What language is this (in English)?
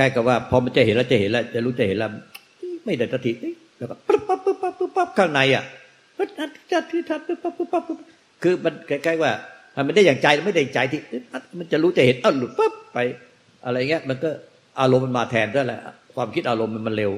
Thai